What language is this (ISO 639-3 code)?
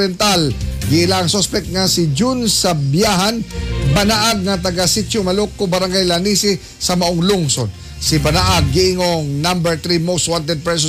fil